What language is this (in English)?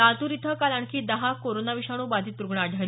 Marathi